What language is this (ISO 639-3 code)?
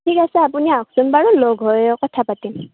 asm